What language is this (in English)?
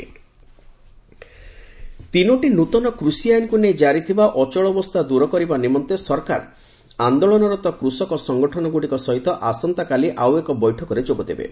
Odia